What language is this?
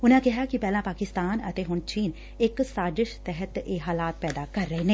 Punjabi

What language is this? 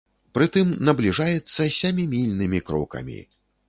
Belarusian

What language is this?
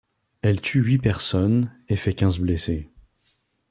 French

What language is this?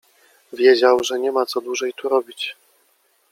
Polish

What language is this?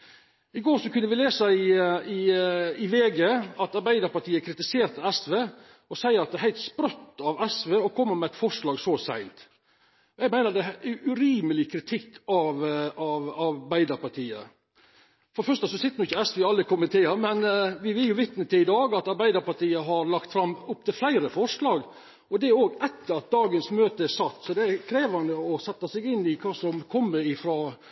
Norwegian Nynorsk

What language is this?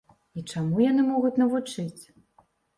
Belarusian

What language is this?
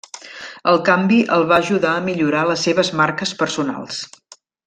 Catalan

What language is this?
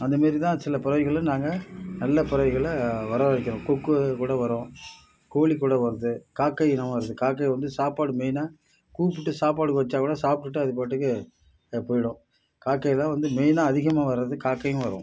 Tamil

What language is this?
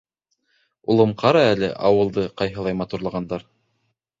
Bashkir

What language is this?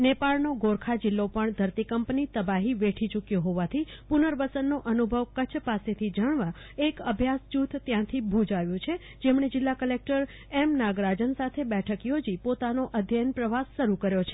Gujarati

